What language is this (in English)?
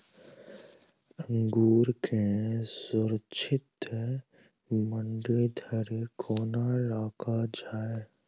Maithili